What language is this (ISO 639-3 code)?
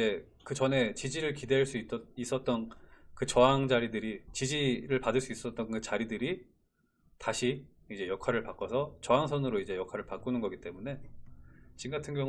kor